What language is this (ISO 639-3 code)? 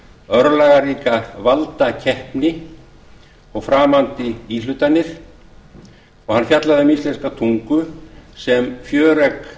isl